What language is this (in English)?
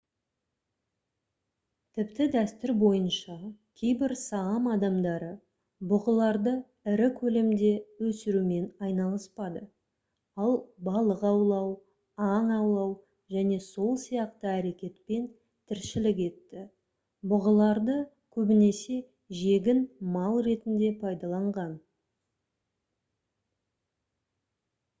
Kazakh